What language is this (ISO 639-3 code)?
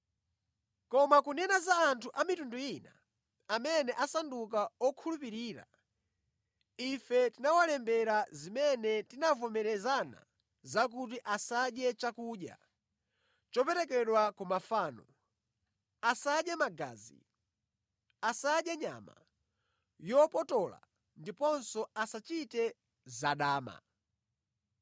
nya